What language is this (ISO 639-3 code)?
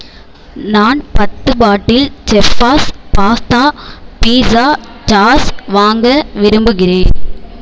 tam